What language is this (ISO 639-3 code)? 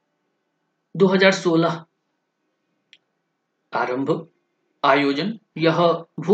hin